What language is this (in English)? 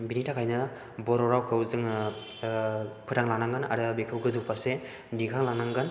Bodo